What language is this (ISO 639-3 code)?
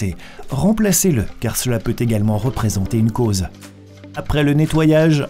fra